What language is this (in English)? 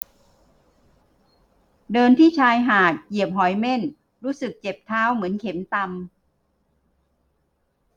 Thai